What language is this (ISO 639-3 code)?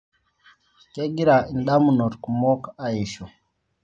mas